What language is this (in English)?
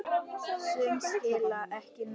Icelandic